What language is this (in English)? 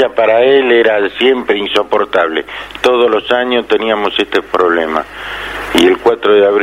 Spanish